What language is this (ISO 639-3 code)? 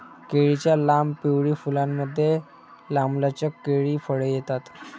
mar